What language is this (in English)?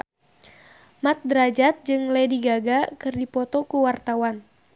Sundanese